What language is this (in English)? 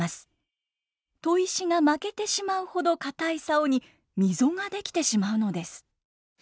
Japanese